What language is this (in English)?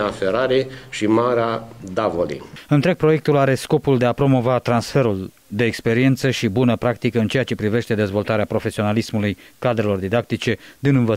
Romanian